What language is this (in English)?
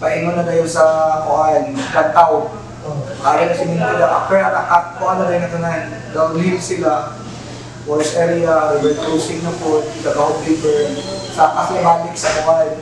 Filipino